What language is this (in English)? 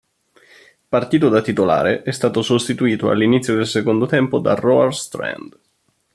Italian